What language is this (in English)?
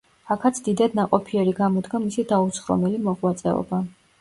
Georgian